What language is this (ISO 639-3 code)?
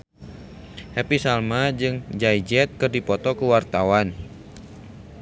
sun